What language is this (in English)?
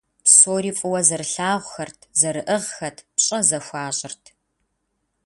Kabardian